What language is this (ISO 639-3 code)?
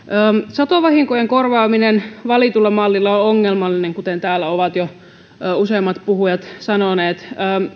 fin